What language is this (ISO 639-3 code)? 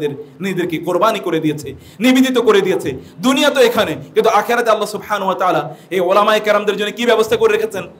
ara